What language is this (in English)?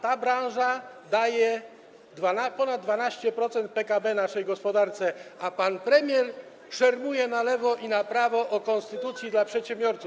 Polish